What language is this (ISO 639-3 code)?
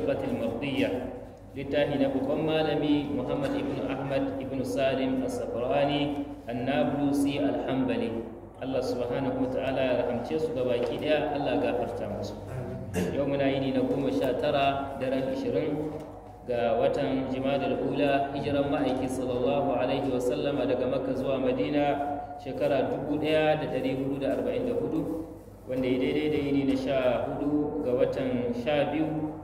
ara